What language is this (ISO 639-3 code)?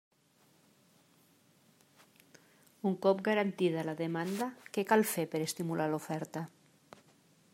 cat